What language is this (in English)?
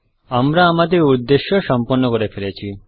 Bangla